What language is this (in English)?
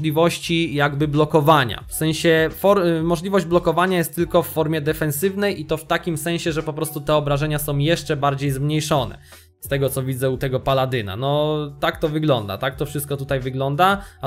Polish